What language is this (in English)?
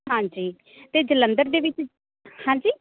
Punjabi